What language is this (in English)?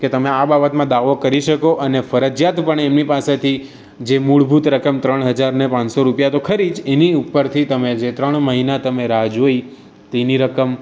Gujarati